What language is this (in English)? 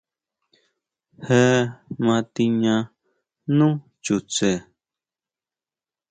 Huautla Mazatec